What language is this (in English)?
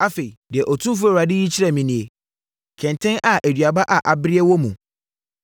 Akan